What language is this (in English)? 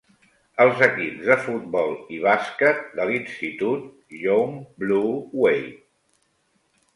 Catalan